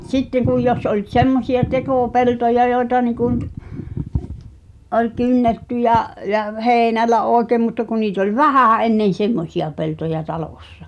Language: Finnish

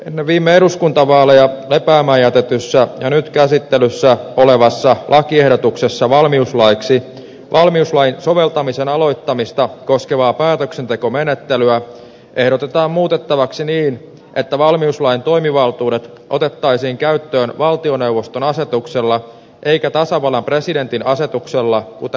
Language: Finnish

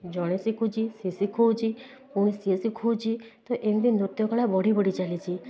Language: Odia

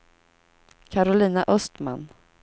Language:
Swedish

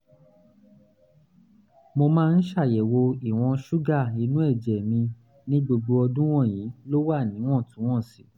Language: Yoruba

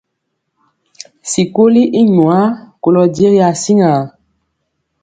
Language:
Mpiemo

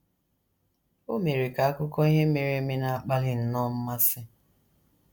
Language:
Igbo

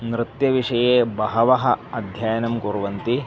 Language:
Sanskrit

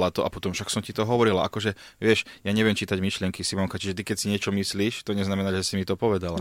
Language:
Slovak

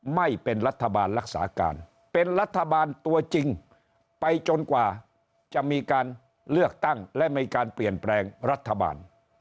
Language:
Thai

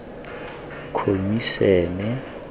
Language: Tswana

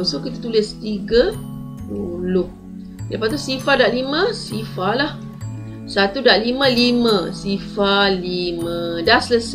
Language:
Malay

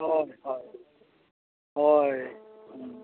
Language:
Santali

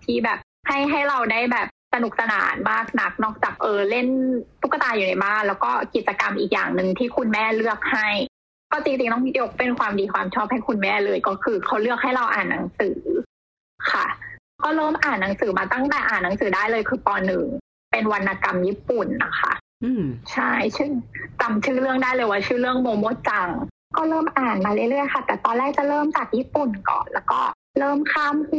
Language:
Thai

